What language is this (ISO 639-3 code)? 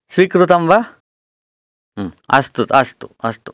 san